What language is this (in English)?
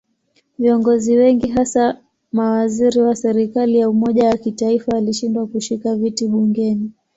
Swahili